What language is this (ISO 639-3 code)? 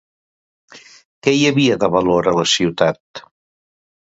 cat